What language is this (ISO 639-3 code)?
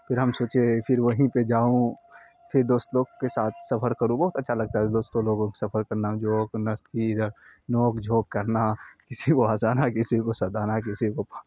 urd